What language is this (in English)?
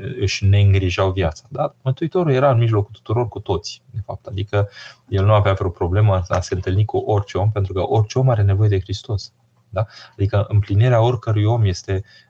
Romanian